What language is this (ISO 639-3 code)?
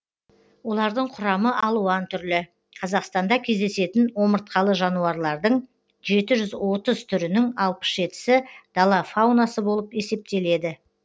kaz